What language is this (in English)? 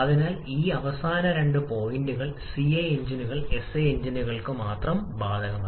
Malayalam